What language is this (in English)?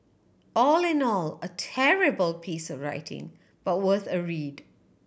English